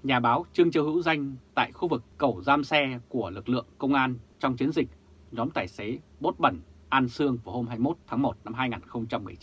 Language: Vietnamese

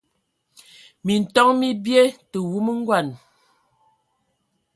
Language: Ewondo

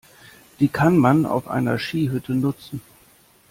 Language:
German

